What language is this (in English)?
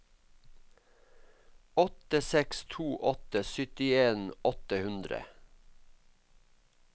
Norwegian